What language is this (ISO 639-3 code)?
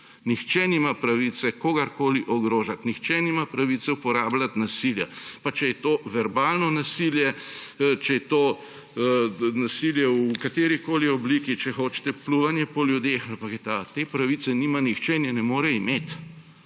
slv